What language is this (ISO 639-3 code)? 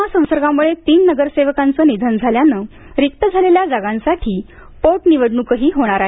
mar